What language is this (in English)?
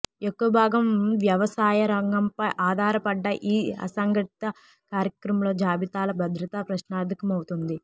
Telugu